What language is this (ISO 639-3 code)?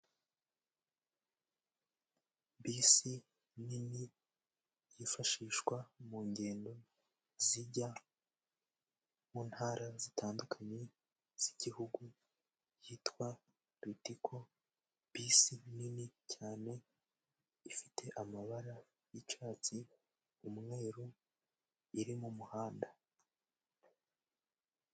kin